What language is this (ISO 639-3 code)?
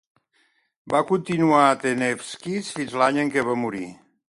cat